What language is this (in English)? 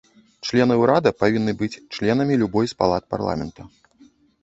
Belarusian